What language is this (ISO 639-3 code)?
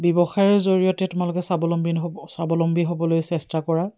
asm